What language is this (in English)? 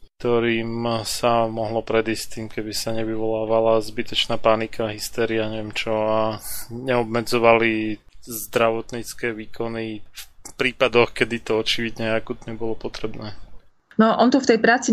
Slovak